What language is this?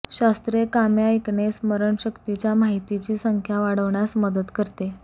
Marathi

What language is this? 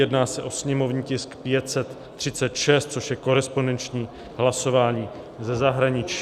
Czech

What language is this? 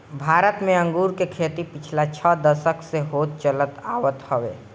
Bhojpuri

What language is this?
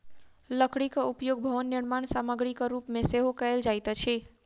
Maithili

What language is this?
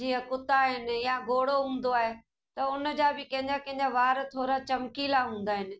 Sindhi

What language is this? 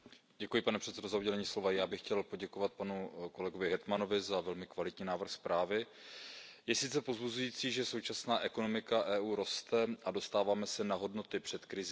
Czech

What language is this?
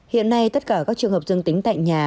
Vietnamese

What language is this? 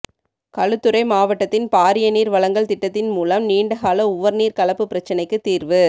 Tamil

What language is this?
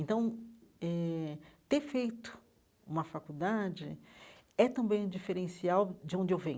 Portuguese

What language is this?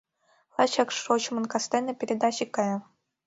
Mari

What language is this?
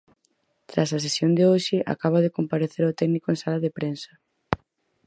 Galician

